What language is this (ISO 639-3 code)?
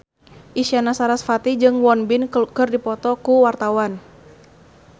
sun